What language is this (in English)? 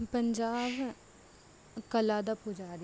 Punjabi